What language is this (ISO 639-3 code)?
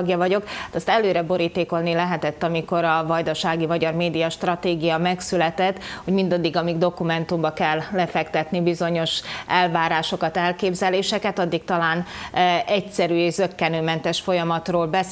hun